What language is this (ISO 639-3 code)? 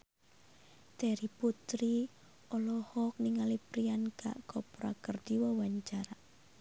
sun